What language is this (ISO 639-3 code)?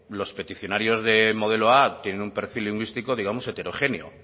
spa